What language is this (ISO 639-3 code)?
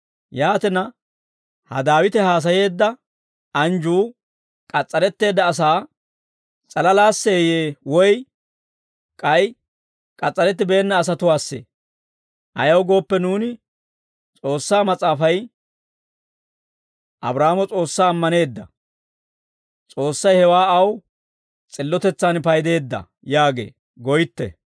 dwr